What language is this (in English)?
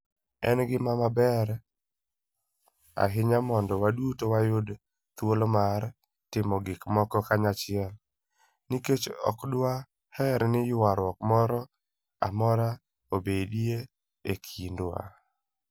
Luo (Kenya and Tanzania)